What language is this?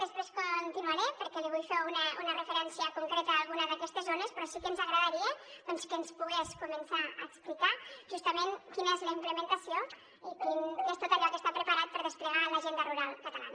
Catalan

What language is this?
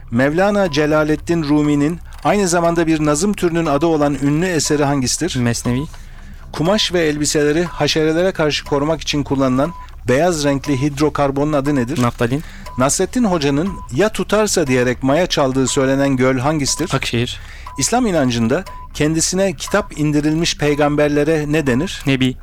Turkish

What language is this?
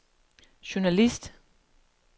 Danish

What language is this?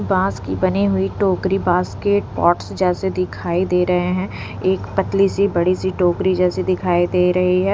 Hindi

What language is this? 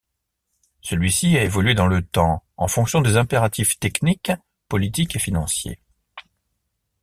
French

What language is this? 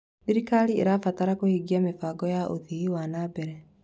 Kikuyu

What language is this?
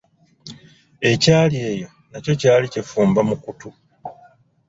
Ganda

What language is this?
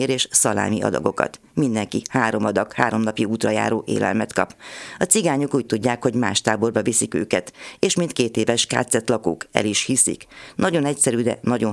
Hungarian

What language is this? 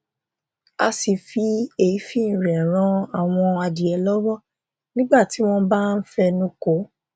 Yoruba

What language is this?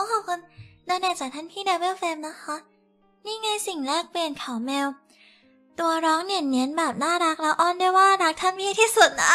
Thai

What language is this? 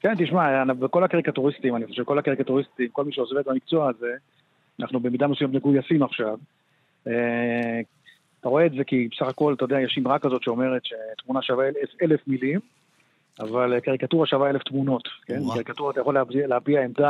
Hebrew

